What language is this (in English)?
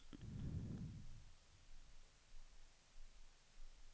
Swedish